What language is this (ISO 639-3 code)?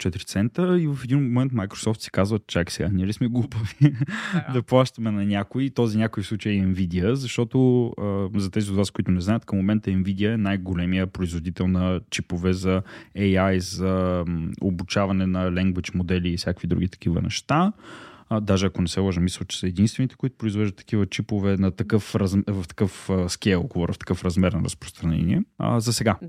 bul